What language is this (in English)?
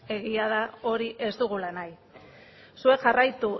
Basque